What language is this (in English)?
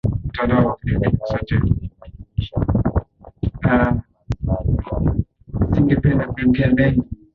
Swahili